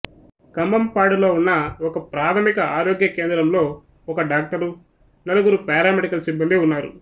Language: Telugu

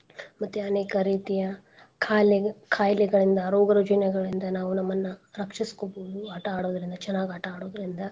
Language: Kannada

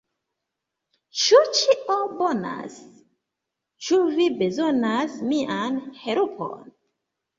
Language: Esperanto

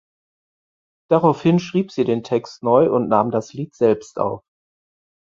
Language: German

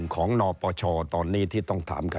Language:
Thai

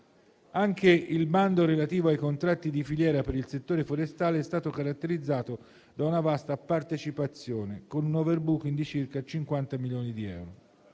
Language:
Italian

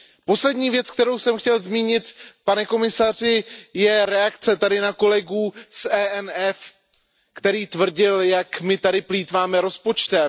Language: Czech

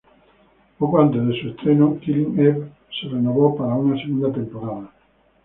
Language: Spanish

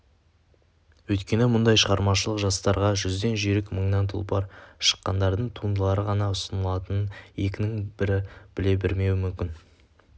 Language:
Kazakh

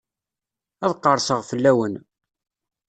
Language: Kabyle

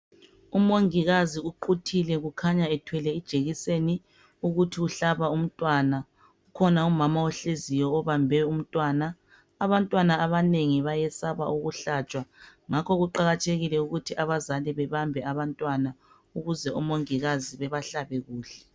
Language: North Ndebele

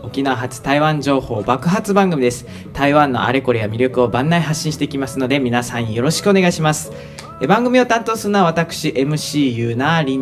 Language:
Japanese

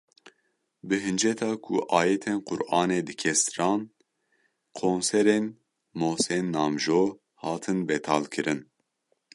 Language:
Kurdish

